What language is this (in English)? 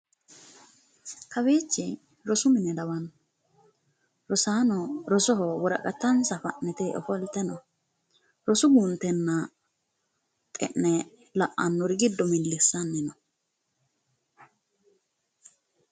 Sidamo